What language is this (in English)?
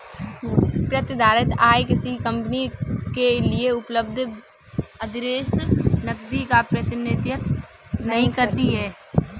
Hindi